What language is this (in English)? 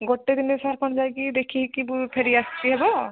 Odia